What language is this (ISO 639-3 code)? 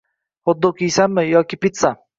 uzb